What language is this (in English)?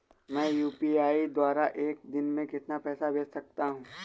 Hindi